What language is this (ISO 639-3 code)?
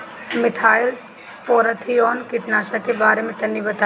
bho